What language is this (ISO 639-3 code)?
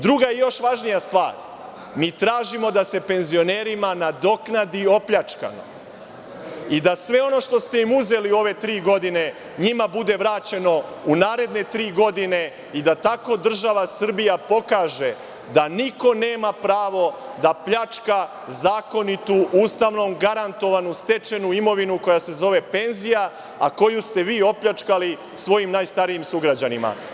srp